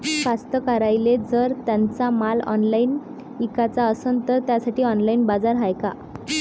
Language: Marathi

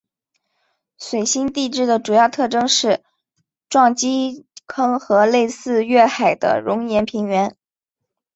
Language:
Chinese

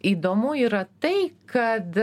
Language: Lithuanian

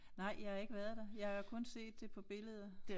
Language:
Danish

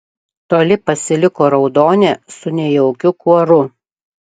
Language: Lithuanian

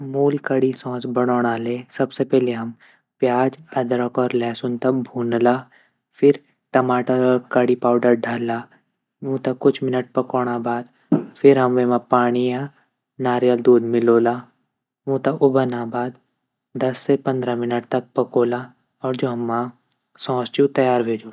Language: Garhwali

